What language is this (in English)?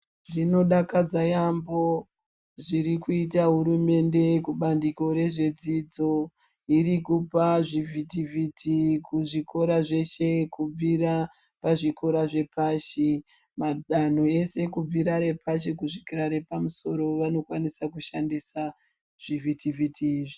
Ndau